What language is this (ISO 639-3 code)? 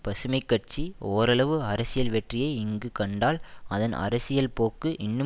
tam